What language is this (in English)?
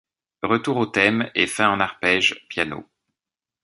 French